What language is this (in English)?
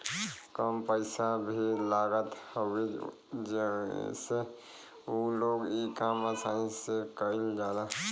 Bhojpuri